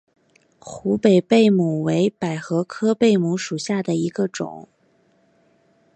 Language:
Chinese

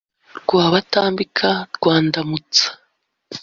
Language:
Kinyarwanda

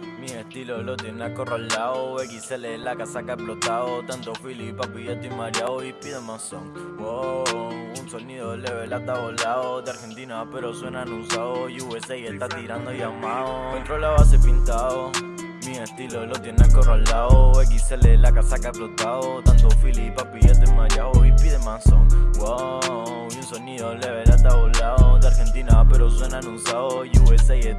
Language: Italian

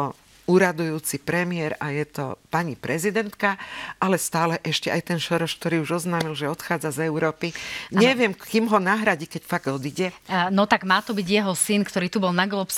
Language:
Slovak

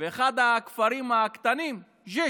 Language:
Hebrew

